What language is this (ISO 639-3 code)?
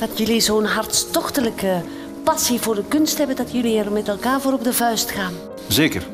nld